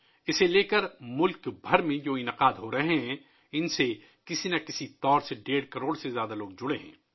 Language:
Urdu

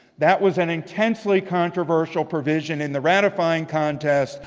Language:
English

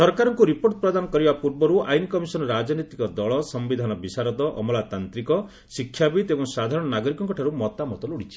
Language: Odia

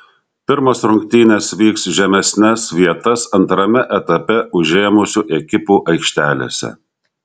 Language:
Lithuanian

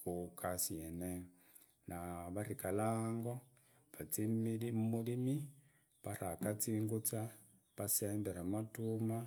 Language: Idakho-Isukha-Tiriki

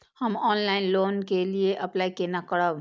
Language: Maithili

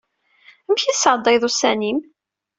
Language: Kabyle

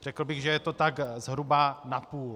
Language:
Czech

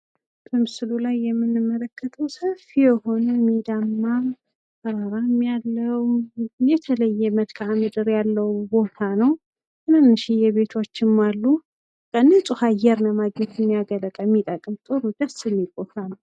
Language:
Amharic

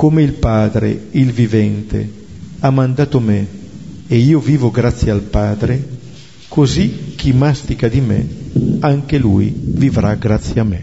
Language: Italian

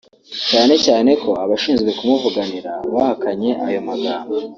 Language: Kinyarwanda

